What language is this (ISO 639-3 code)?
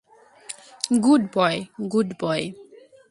ben